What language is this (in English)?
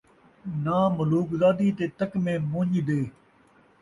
Saraiki